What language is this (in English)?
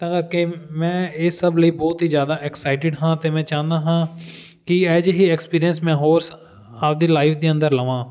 Punjabi